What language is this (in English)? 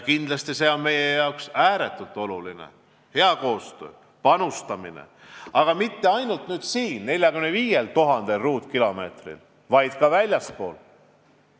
Estonian